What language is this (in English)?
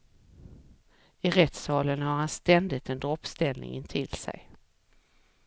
Swedish